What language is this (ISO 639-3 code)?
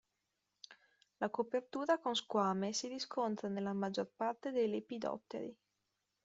ita